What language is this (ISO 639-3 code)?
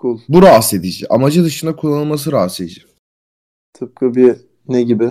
tur